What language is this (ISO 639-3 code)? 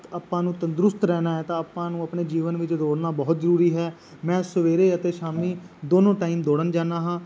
pan